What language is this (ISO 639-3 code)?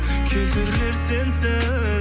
kaz